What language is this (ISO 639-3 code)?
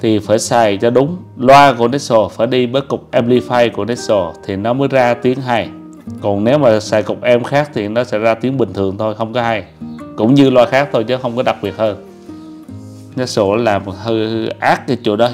vie